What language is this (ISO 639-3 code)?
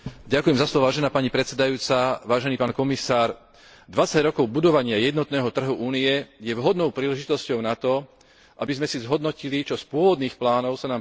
slk